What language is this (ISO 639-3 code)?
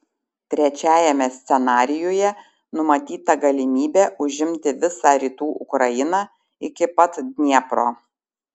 lit